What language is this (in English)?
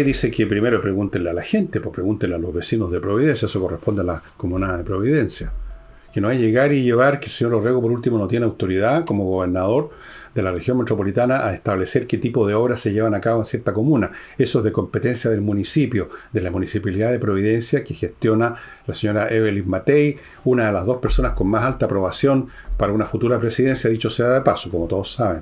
Spanish